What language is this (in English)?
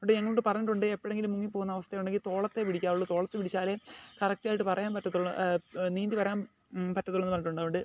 Malayalam